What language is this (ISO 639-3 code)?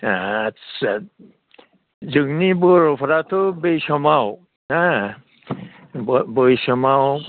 brx